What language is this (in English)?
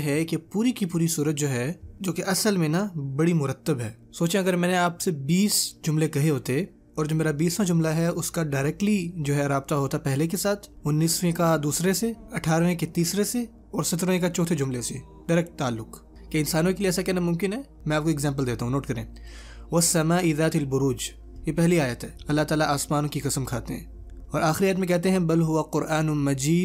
Urdu